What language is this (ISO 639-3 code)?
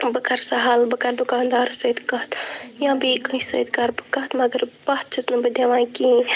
kas